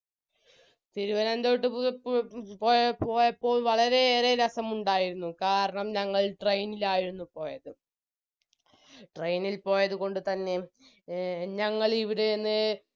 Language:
Malayalam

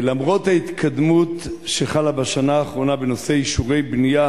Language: Hebrew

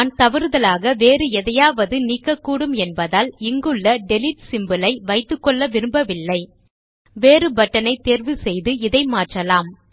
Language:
Tamil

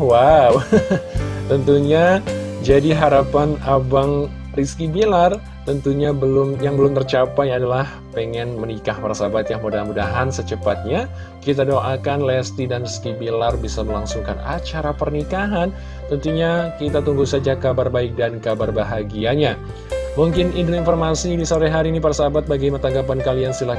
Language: Indonesian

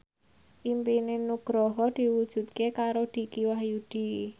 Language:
Javanese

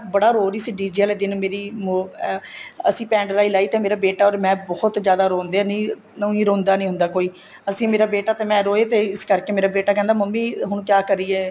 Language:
Punjabi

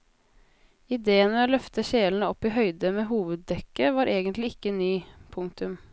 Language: Norwegian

